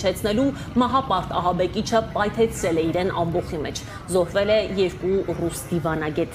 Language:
Romanian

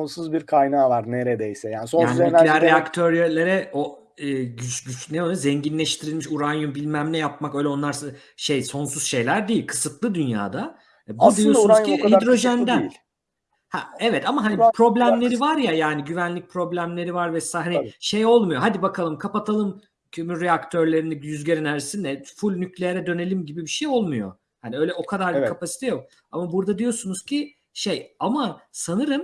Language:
Turkish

